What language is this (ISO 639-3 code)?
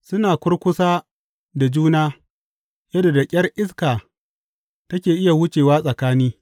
hau